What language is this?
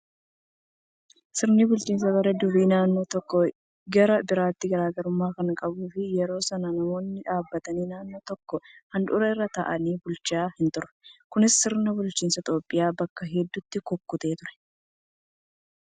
Oromo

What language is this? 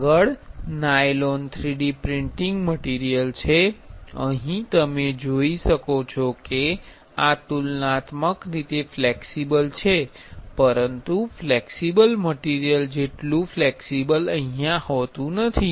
Gujarati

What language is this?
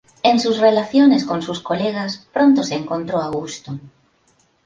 Spanish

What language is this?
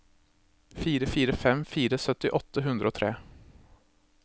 Norwegian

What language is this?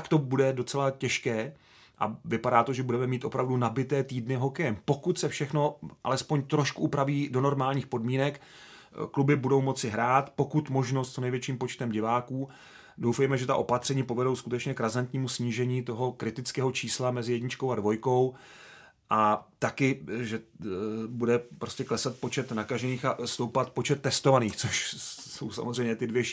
Czech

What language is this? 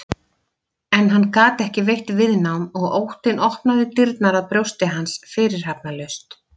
Icelandic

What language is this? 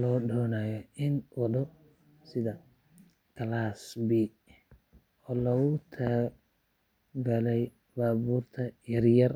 Somali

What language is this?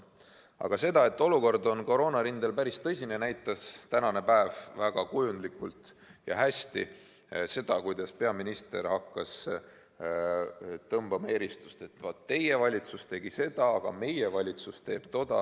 Estonian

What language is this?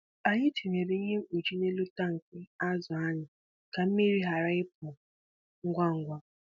Igbo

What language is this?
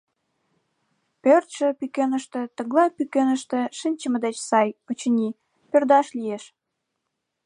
Mari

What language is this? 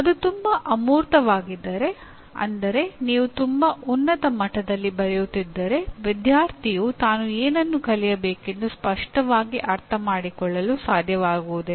Kannada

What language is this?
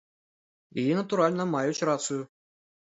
Belarusian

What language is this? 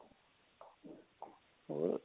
Punjabi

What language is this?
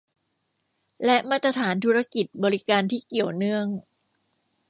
Thai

